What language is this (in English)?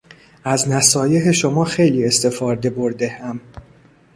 Persian